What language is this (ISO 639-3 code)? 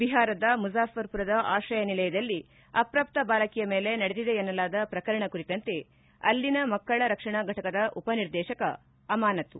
kan